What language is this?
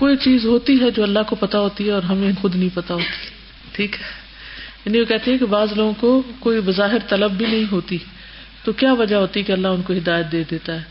Urdu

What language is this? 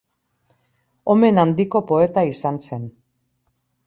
Basque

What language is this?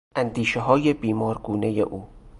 Persian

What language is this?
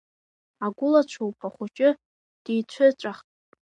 Abkhazian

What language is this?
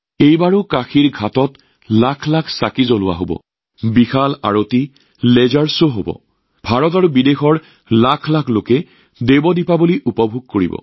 Assamese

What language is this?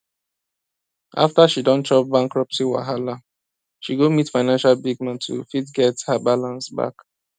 Nigerian Pidgin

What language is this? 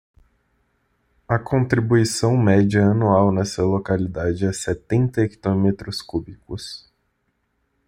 Portuguese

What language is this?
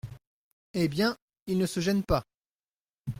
French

